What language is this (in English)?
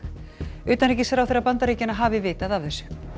Icelandic